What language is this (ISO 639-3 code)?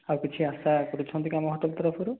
ori